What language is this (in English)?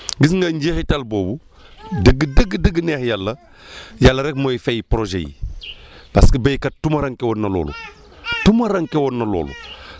Wolof